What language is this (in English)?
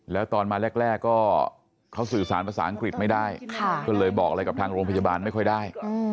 Thai